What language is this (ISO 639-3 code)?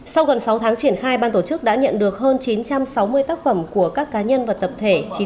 vie